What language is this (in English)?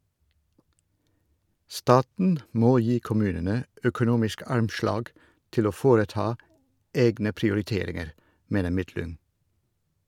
Norwegian